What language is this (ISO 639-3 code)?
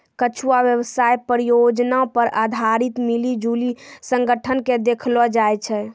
mai